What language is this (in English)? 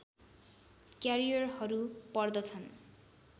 Nepali